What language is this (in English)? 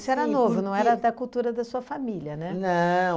Portuguese